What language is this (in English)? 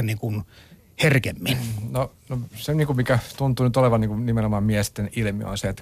Finnish